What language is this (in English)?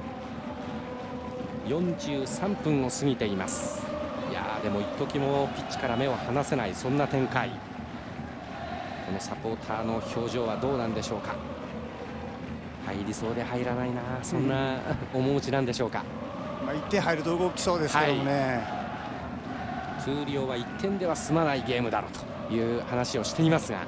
Japanese